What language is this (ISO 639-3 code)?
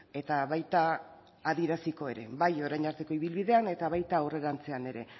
eus